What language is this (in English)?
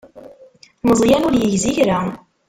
Kabyle